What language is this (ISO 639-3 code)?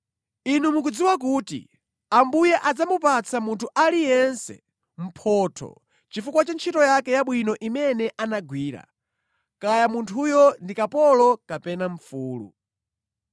nya